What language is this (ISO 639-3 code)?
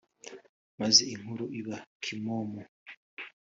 kin